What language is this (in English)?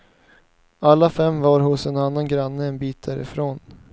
Swedish